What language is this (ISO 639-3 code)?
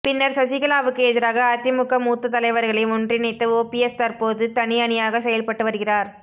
tam